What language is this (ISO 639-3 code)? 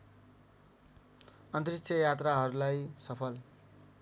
nep